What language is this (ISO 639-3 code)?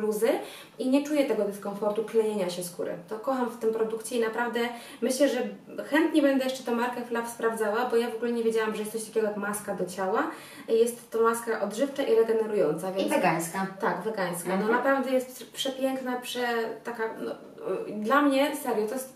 pol